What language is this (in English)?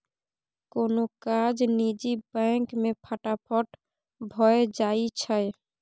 Maithili